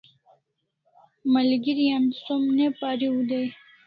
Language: Kalasha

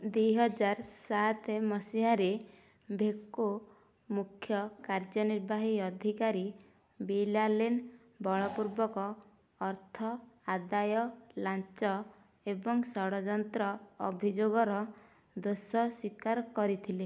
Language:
Odia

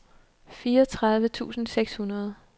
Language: Danish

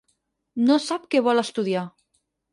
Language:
Catalan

